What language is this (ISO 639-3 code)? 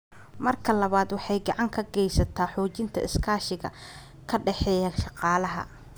som